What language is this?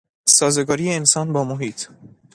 Persian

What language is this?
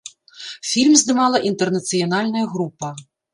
Belarusian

